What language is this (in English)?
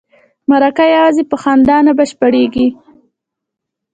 Pashto